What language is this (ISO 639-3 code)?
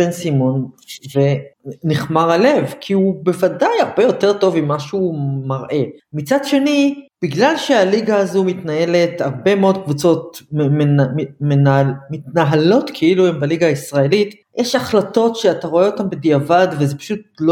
heb